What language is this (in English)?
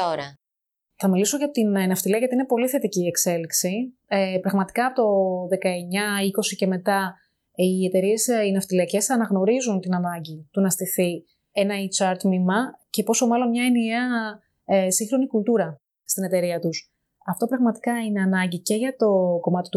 Greek